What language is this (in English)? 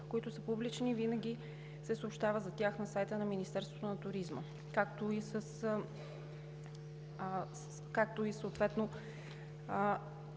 Bulgarian